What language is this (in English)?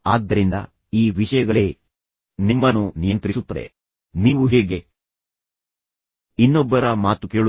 Kannada